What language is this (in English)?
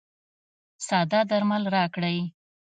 Pashto